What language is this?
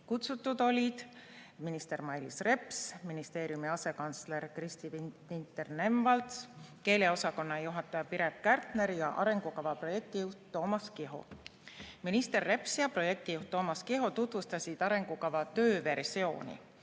Estonian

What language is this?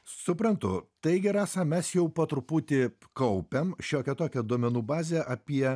Lithuanian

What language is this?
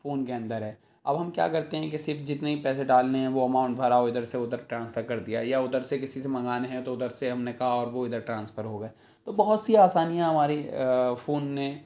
Urdu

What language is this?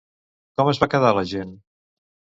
Catalan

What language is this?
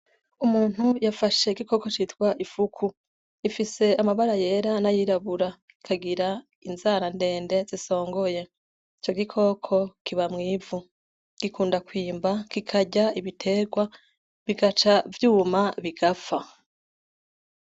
Rundi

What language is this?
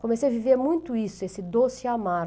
Portuguese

